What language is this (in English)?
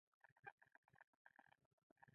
Pashto